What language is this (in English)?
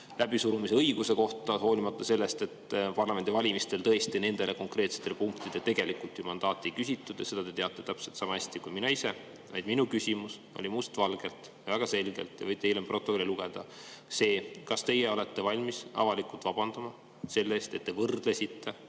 Estonian